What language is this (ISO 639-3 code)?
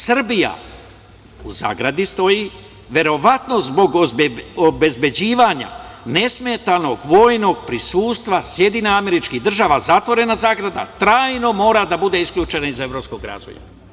srp